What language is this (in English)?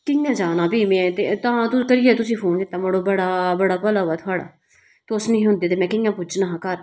Dogri